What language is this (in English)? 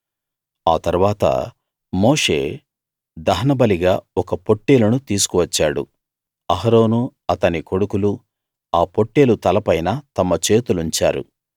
Telugu